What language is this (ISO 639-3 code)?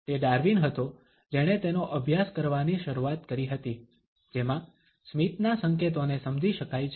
guj